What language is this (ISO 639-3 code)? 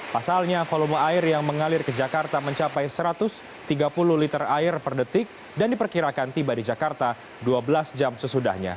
ind